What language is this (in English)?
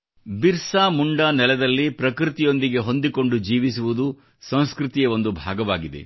Kannada